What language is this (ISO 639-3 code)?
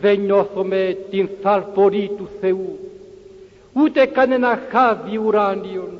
ell